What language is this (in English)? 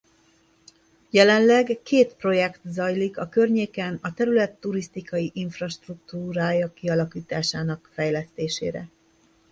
Hungarian